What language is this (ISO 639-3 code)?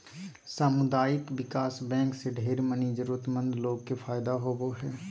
mag